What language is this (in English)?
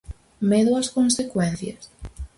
Galician